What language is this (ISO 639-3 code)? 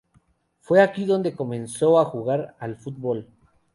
spa